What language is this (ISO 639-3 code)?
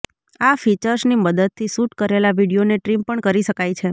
guj